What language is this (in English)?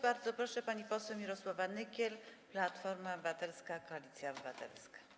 Polish